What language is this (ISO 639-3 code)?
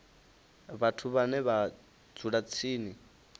ven